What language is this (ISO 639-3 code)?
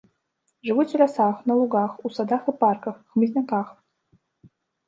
bel